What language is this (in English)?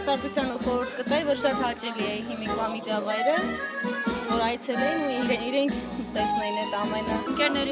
Turkish